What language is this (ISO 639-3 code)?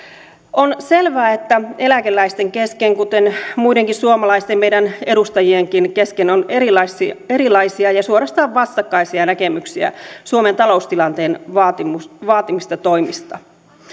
fin